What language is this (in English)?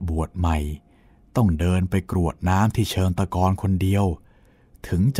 Thai